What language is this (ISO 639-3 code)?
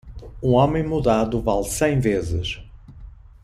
por